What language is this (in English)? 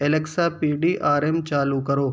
Urdu